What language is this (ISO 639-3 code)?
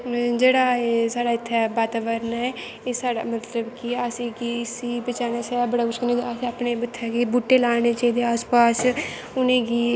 doi